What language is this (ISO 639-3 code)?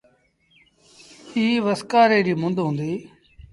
sbn